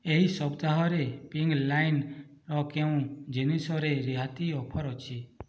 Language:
Odia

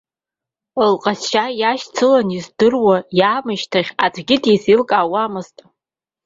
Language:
Abkhazian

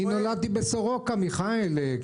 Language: Hebrew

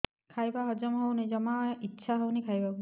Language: Odia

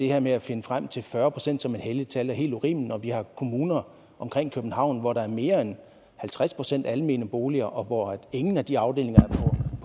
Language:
Danish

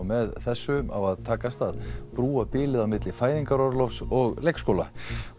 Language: Icelandic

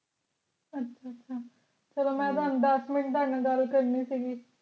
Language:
Punjabi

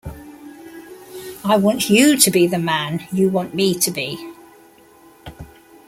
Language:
English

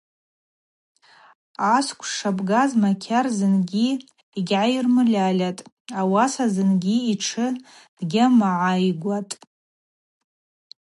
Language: Abaza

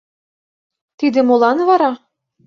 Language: Mari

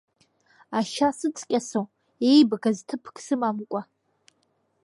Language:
Abkhazian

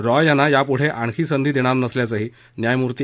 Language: Marathi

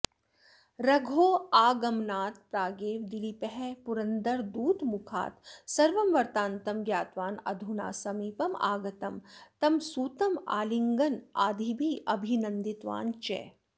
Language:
Sanskrit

